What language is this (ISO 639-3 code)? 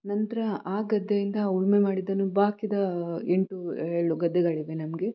kan